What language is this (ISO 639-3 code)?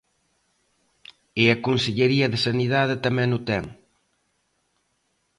glg